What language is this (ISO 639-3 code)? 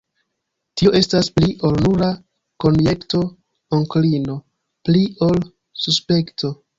epo